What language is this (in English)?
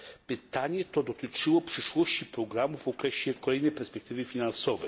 Polish